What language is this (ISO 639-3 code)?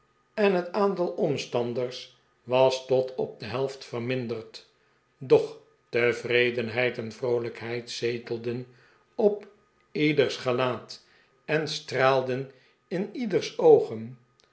nld